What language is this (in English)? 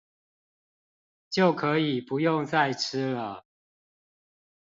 Chinese